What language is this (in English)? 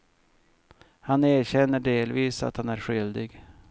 Swedish